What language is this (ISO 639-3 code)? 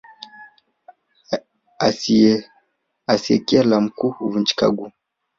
swa